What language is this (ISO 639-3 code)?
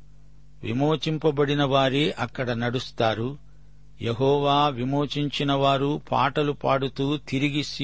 tel